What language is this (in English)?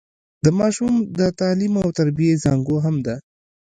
Pashto